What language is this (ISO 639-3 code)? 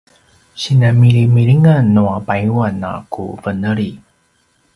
pwn